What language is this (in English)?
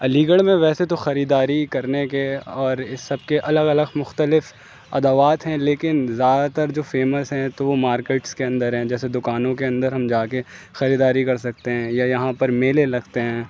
Urdu